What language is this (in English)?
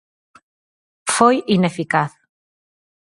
Galician